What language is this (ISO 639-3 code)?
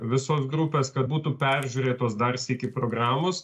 lit